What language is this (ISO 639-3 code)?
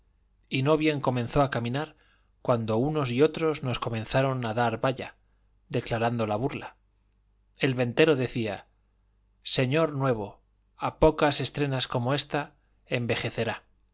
spa